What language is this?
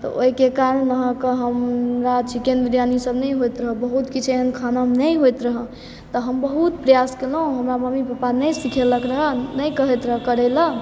Maithili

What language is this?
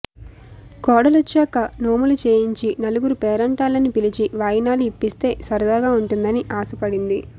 Telugu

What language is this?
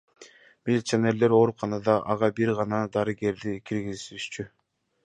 Kyrgyz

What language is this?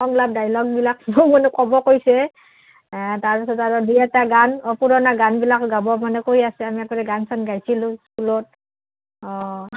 Assamese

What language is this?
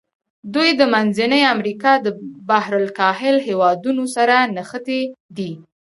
Pashto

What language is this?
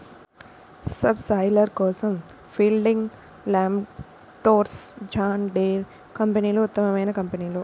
Telugu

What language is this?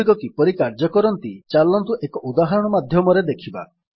Odia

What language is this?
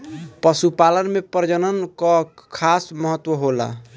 Bhojpuri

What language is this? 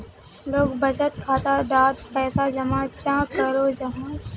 Magahi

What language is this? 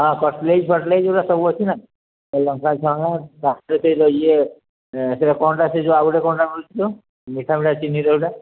Odia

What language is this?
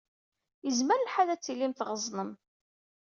Kabyle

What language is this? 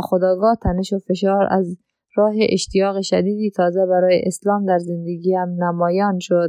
Persian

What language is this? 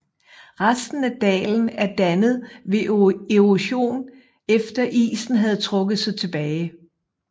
Danish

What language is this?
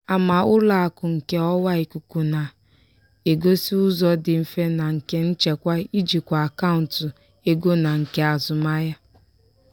Igbo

